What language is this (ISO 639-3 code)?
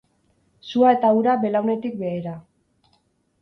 eus